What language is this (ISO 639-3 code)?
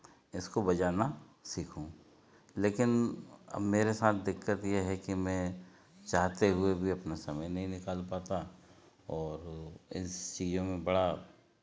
hin